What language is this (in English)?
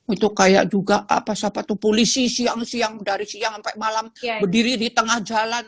Indonesian